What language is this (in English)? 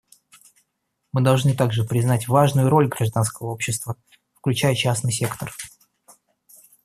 Russian